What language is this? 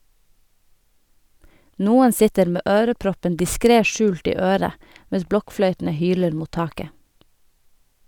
Norwegian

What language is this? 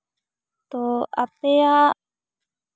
Santali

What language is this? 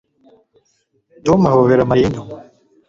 Kinyarwanda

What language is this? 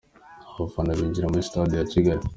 Kinyarwanda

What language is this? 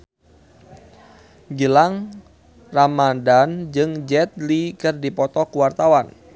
Sundanese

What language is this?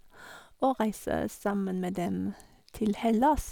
Norwegian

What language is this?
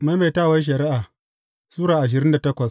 Hausa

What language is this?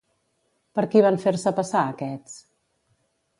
Catalan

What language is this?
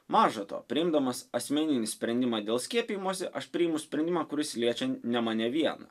Lithuanian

